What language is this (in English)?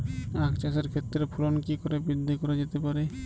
Bangla